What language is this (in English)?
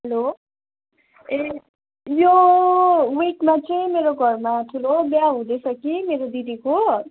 Nepali